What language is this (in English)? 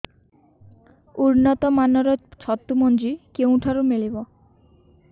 Odia